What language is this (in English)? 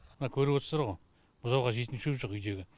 Kazakh